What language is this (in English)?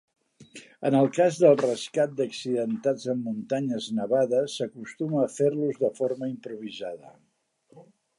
Catalan